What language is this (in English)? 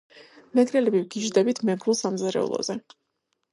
Georgian